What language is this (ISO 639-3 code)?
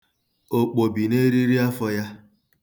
ibo